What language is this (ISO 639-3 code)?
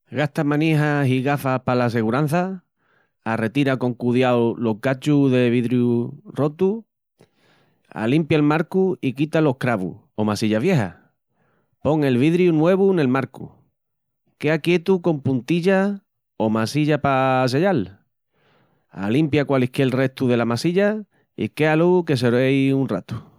ext